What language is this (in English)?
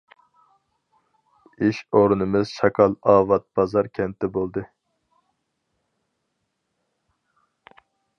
Uyghur